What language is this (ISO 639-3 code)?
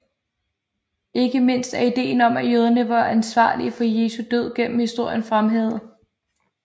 dan